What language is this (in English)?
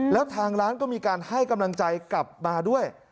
Thai